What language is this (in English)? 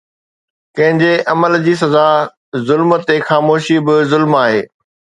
Sindhi